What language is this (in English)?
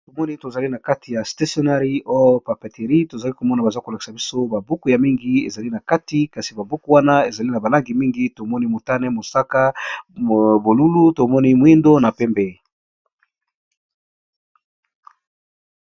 Lingala